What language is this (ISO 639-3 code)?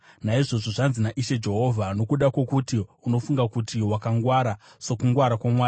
sna